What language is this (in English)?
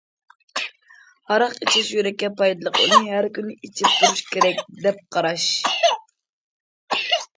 Uyghur